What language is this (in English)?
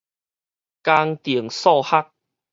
Min Nan Chinese